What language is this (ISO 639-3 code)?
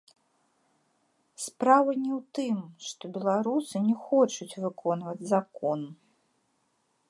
bel